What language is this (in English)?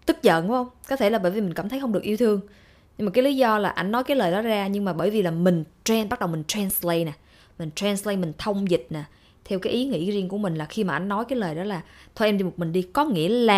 Vietnamese